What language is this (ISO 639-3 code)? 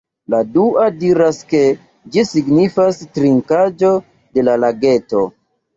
epo